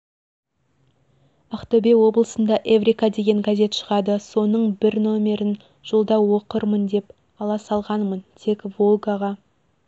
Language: Kazakh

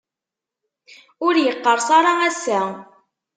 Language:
Kabyle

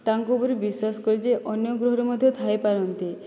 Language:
Odia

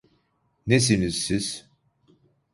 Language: Turkish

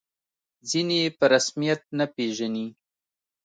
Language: Pashto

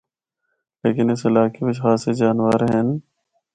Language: Northern Hindko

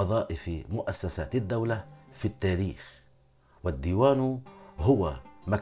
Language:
Arabic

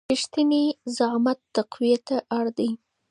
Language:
Pashto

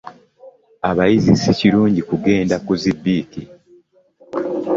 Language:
Ganda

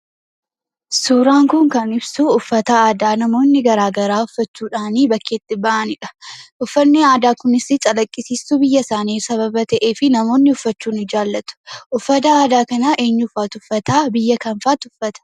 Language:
Oromo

